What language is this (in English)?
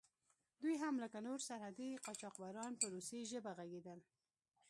Pashto